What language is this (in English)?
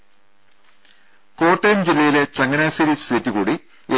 Malayalam